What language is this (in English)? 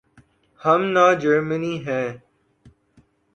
Urdu